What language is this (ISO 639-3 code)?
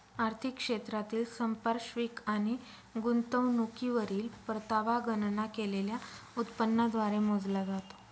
mar